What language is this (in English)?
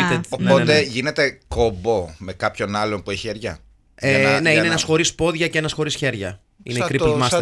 Greek